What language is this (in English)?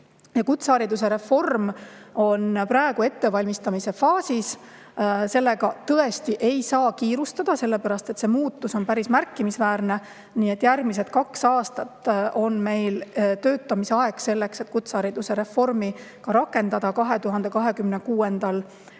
Estonian